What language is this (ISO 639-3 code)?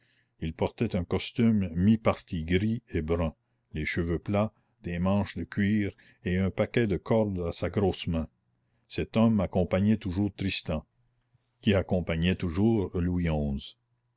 fra